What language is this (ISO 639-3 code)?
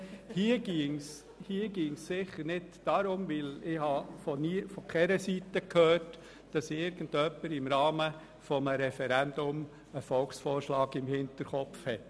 gsw